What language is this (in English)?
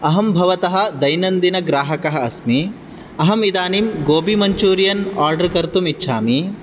Sanskrit